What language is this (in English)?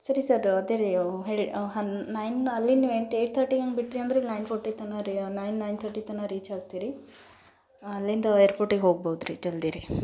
Kannada